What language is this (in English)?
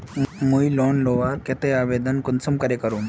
Magahi